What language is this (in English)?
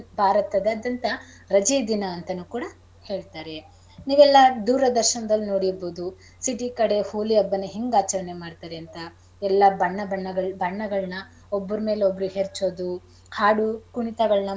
Kannada